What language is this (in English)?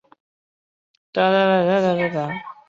Chinese